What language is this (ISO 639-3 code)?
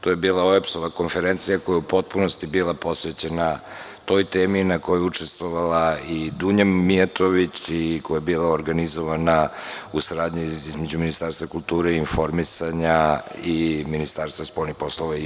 srp